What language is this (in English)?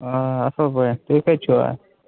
Kashmiri